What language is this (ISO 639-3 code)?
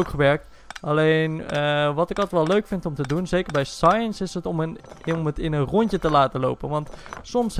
nld